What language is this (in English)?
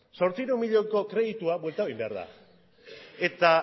Basque